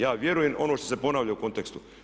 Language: Croatian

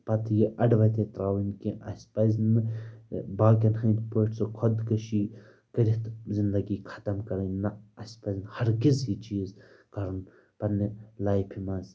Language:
Kashmiri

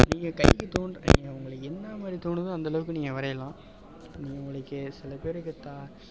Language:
Tamil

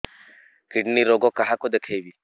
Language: Odia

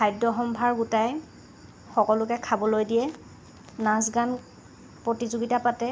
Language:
Assamese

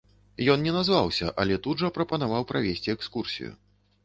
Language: Belarusian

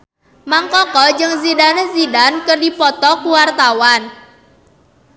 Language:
Sundanese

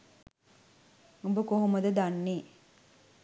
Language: Sinhala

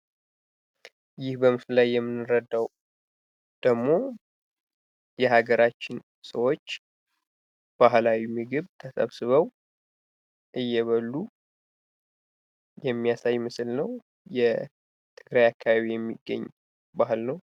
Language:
Amharic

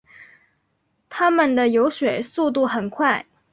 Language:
Chinese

